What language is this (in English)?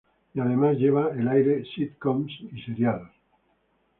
Spanish